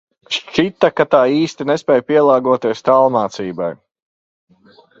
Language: Latvian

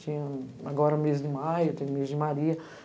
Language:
Portuguese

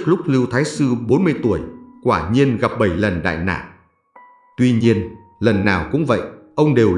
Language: Vietnamese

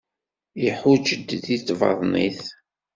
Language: Kabyle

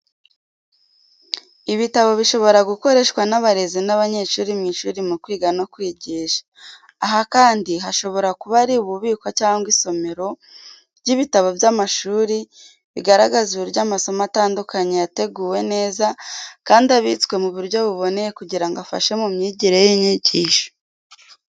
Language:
Kinyarwanda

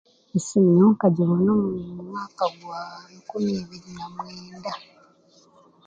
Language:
Chiga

